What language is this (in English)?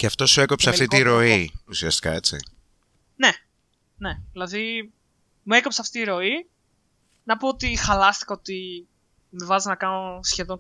Greek